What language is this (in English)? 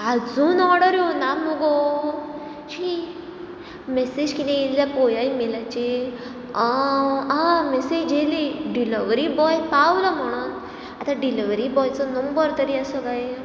Konkani